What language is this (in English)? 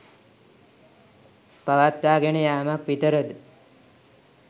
Sinhala